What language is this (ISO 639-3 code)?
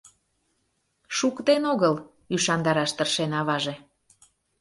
chm